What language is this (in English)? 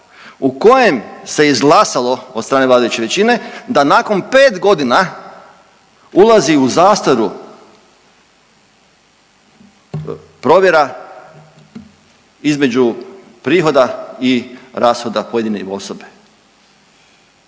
Croatian